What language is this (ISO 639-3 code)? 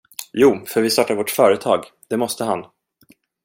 swe